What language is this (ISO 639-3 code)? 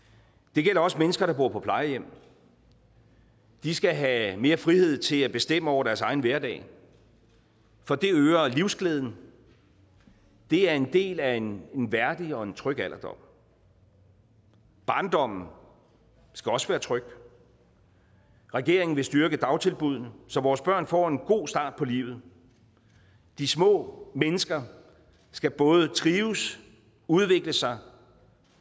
dan